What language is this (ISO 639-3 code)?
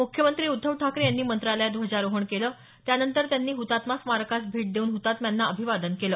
mar